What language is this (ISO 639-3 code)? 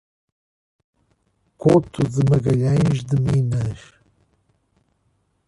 por